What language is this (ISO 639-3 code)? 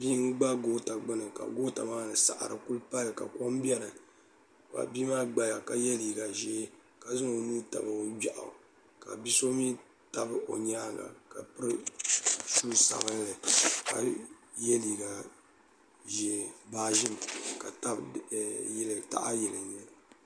dag